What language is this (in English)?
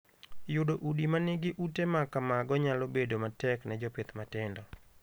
Luo (Kenya and Tanzania)